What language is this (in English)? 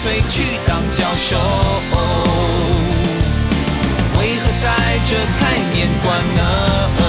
Chinese